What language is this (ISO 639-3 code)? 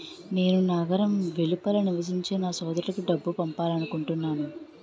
tel